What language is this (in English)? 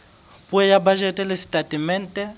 Southern Sotho